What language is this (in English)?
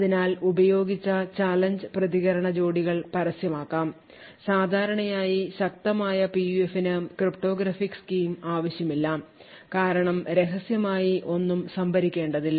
Malayalam